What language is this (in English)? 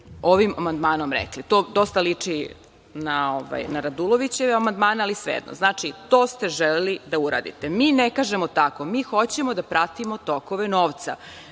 Serbian